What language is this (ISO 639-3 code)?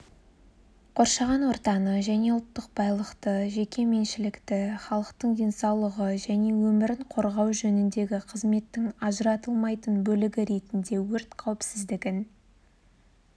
kaz